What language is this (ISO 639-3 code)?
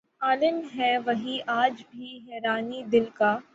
urd